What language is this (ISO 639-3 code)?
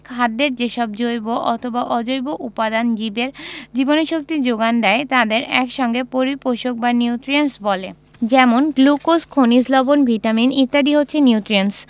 ben